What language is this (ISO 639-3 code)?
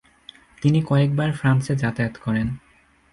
ben